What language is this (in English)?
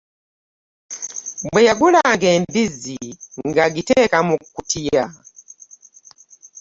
Ganda